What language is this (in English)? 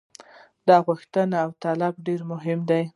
Pashto